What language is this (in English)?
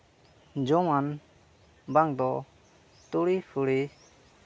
Santali